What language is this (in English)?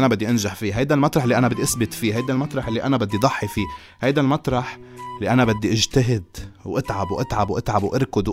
Arabic